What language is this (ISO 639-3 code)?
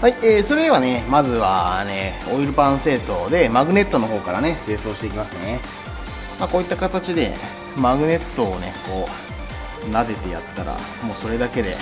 jpn